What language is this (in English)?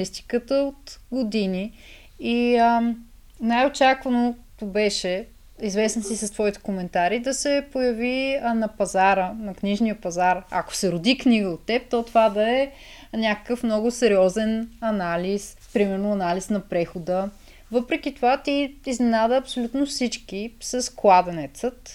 Bulgarian